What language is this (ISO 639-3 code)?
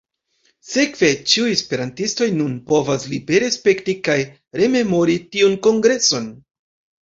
epo